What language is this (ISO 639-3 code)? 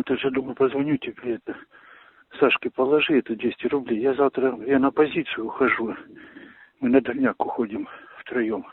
rus